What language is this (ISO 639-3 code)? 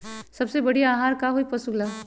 mag